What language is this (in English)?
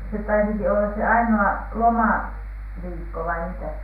Finnish